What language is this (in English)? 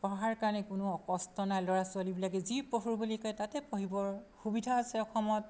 Assamese